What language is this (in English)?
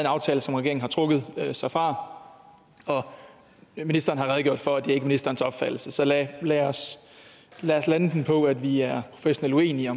Danish